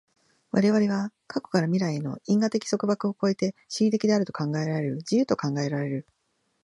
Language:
Japanese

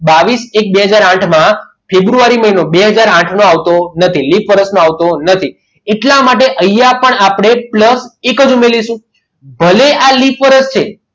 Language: Gujarati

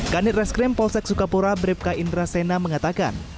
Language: Indonesian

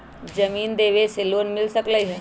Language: Magahi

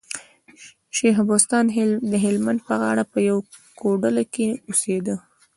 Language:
Pashto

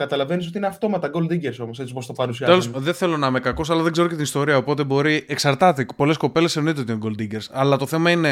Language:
Greek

